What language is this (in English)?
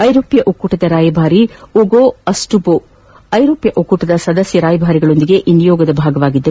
Kannada